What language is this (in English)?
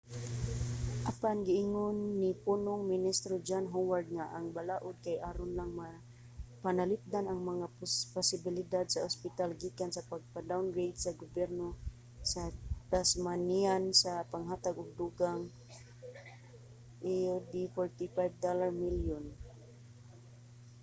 Cebuano